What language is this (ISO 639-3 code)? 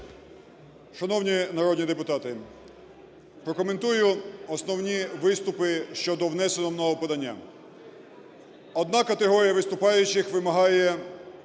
ukr